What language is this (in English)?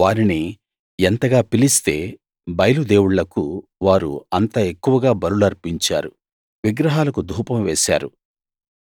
Telugu